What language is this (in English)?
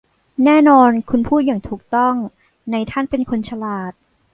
Thai